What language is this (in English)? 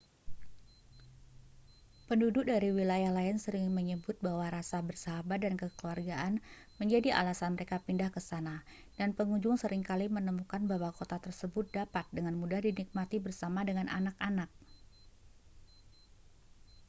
Indonesian